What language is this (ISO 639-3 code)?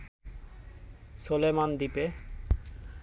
ben